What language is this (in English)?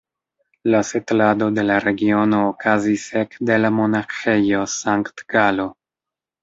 Esperanto